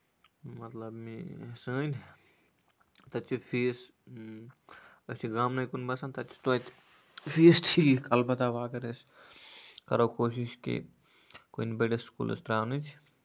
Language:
Kashmiri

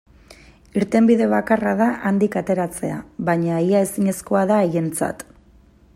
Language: Basque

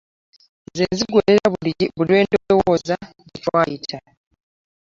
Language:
Ganda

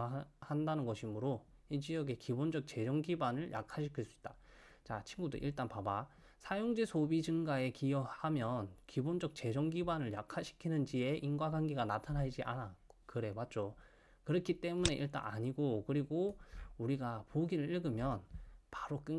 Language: Korean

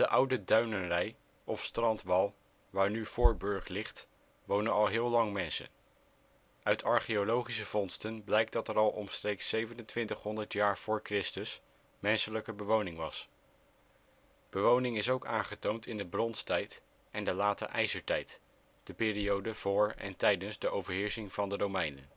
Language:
Dutch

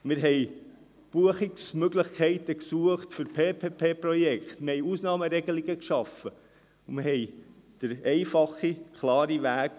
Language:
Swiss German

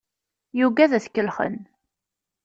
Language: Kabyle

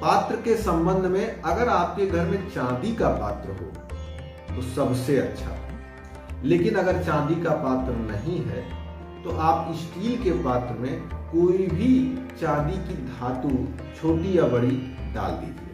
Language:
Hindi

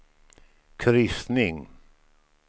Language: Swedish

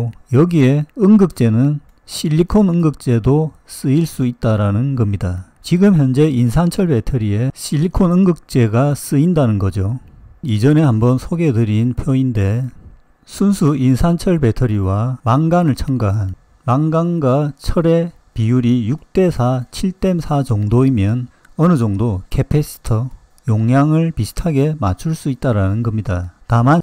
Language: Korean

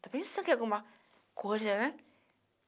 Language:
Portuguese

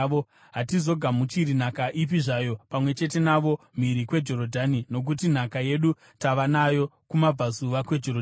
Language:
Shona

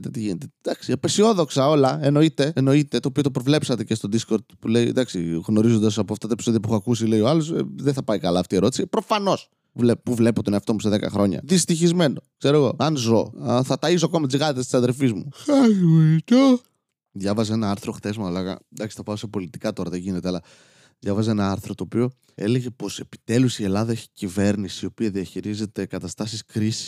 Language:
Greek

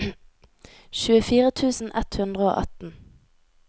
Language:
Norwegian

